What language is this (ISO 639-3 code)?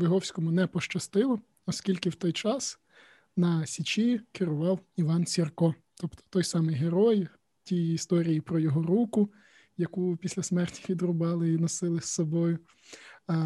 ukr